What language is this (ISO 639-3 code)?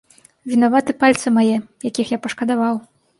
bel